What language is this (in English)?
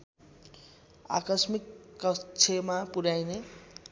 Nepali